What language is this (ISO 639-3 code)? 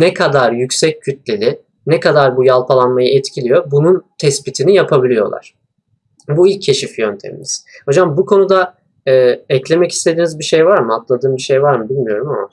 tur